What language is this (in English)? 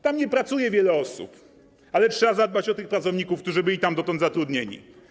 Polish